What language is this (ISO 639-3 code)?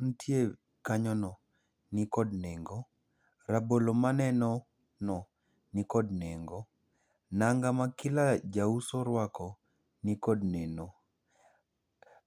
luo